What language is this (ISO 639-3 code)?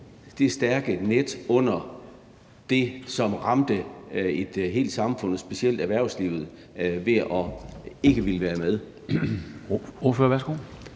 dan